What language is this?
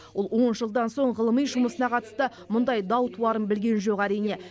Kazakh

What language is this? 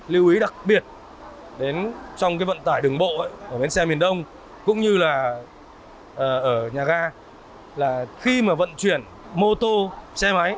Vietnamese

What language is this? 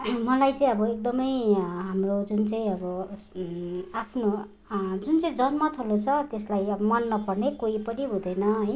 Nepali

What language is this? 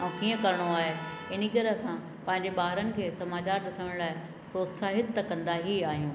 Sindhi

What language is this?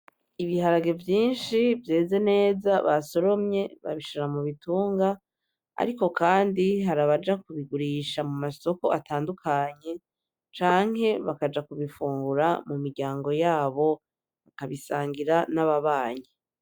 Rundi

